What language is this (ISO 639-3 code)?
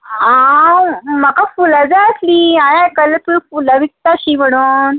kok